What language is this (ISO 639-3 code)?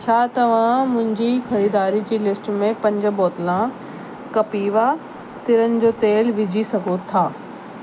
snd